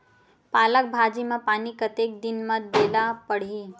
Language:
Chhattisgarhi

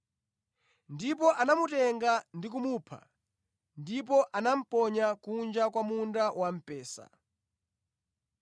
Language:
Nyanja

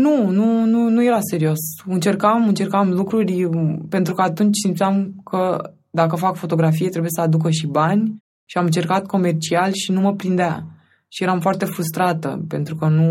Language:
Romanian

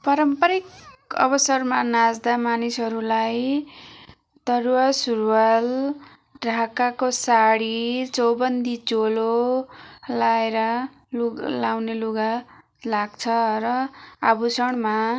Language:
Nepali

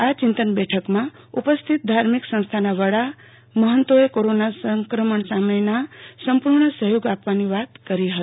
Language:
Gujarati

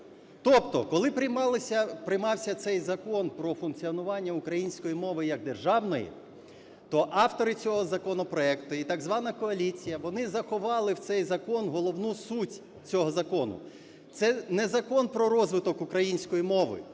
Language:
Ukrainian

